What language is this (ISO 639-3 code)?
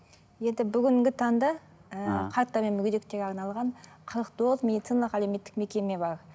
kaz